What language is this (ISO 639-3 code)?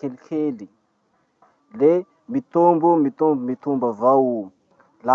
msh